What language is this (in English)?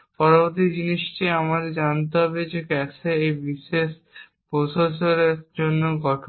Bangla